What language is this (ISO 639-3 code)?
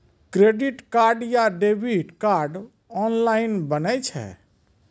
mai